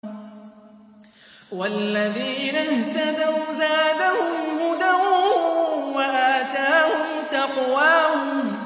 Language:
Arabic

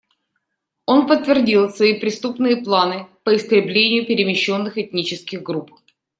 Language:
Russian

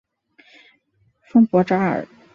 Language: Chinese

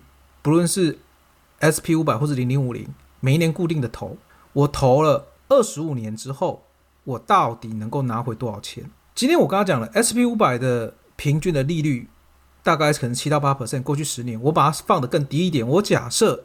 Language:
Chinese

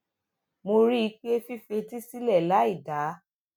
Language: Yoruba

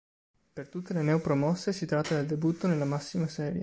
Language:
Italian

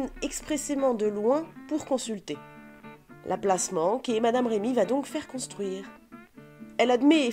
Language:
French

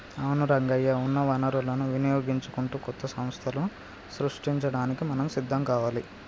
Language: Telugu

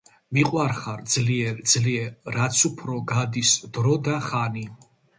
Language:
Georgian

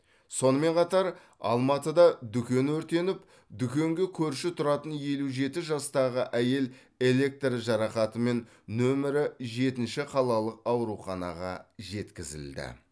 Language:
Kazakh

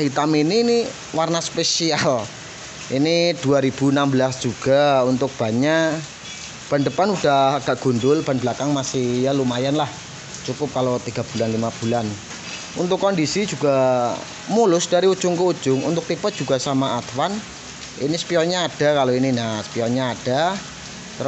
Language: Indonesian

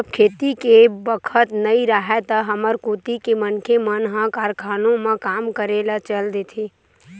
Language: Chhattisgarhi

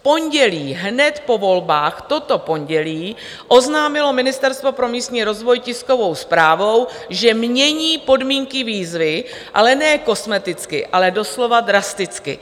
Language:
Czech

